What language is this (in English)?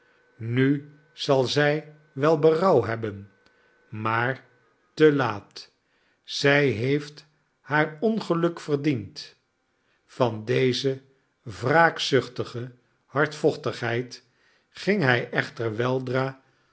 Dutch